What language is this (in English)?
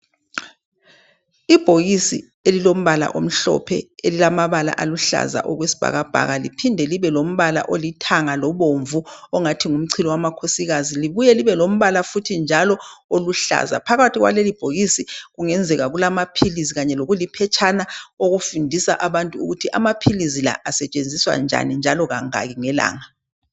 North Ndebele